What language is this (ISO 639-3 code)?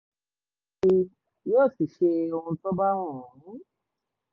yor